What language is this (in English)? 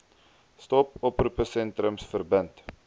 Afrikaans